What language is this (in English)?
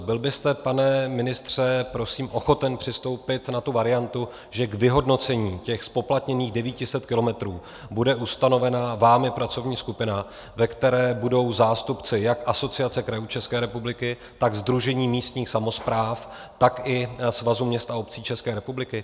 Czech